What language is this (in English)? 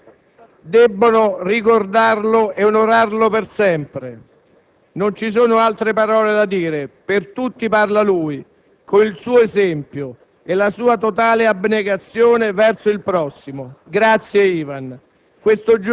Italian